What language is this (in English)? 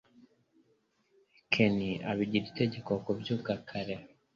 Kinyarwanda